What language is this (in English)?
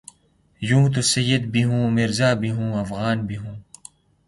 Urdu